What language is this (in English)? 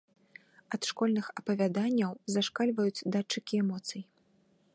Belarusian